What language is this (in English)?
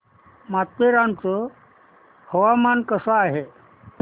Marathi